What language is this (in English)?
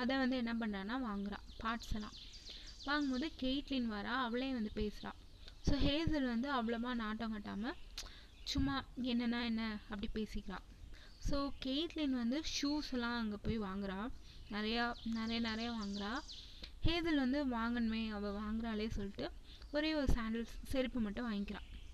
Tamil